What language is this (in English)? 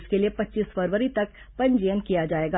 Hindi